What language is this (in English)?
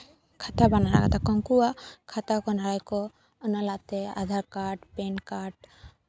Santali